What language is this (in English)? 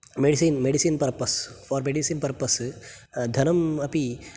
Sanskrit